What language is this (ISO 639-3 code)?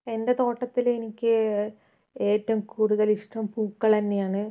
mal